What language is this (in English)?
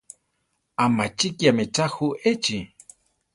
Central Tarahumara